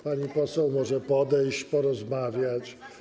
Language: Polish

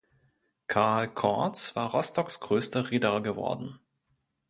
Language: German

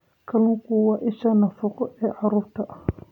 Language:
Somali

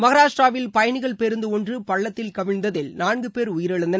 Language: Tamil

